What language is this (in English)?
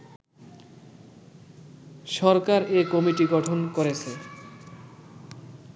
Bangla